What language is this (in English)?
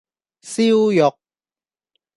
Cantonese